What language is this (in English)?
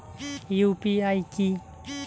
Bangla